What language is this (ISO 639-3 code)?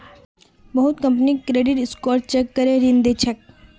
mag